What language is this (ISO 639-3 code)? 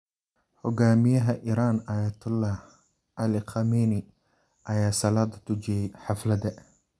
som